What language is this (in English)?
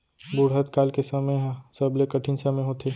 Chhattisgarhi